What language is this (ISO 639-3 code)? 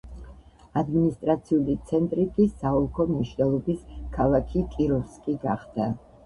kat